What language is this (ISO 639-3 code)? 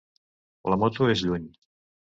cat